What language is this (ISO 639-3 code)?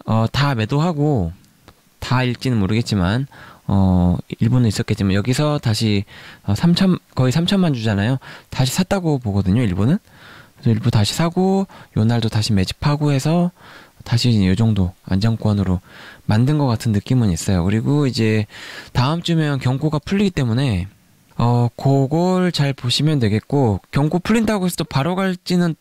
kor